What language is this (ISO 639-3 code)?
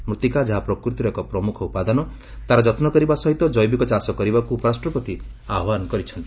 ori